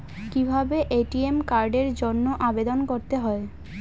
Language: Bangla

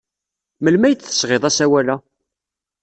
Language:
Kabyle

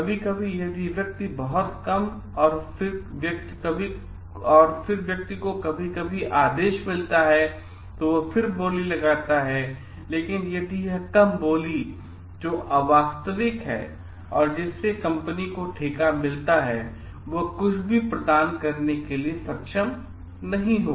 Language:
Hindi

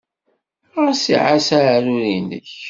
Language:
Kabyle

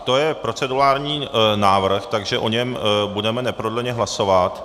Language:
Czech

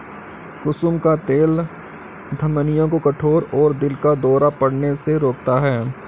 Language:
Hindi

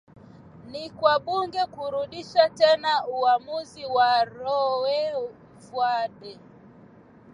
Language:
Swahili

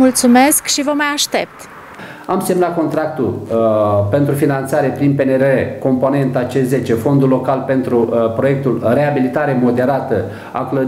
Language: Romanian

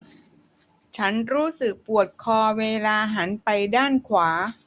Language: Thai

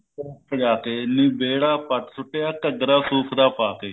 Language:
Punjabi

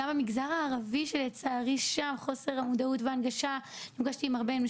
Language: Hebrew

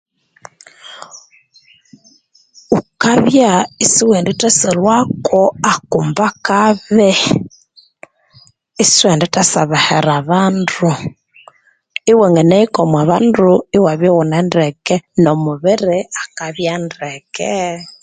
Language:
Konzo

